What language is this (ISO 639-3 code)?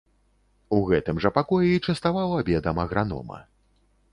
bel